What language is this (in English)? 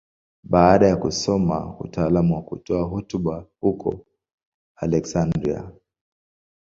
Swahili